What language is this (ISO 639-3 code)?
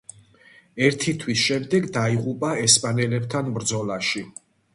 kat